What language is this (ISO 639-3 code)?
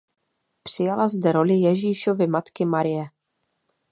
ces